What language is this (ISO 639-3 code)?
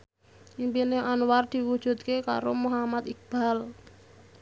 jav